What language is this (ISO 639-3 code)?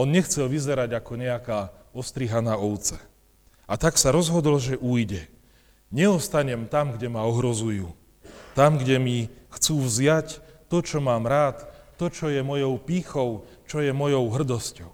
slk